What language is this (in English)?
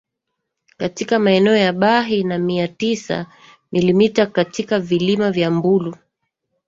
Swahili